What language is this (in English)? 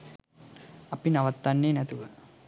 Sinhala